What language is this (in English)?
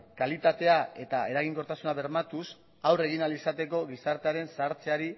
Basque